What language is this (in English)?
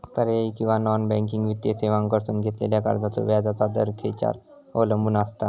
Marathi